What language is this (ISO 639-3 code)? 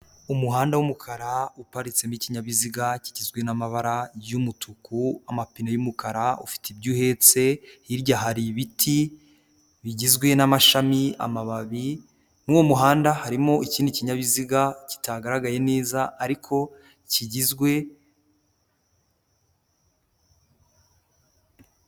kin